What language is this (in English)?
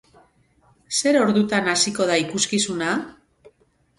Basque